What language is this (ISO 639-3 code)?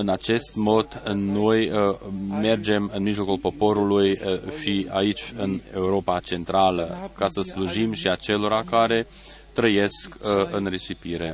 ron